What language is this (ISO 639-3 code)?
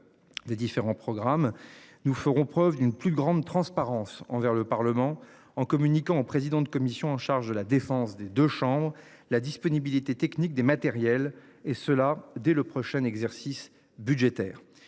fra